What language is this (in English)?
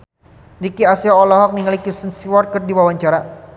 Sundanese